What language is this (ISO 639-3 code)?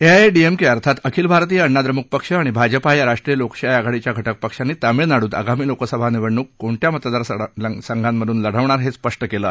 mar